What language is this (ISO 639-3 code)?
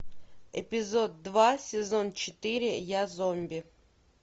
rus